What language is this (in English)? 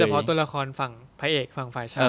Thai